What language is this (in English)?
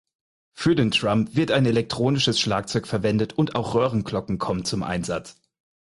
German